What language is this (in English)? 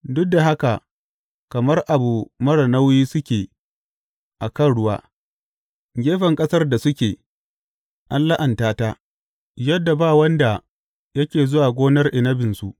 Hausa